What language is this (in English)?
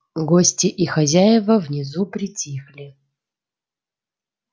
Russian